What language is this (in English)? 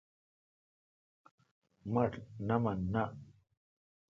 Kalkoti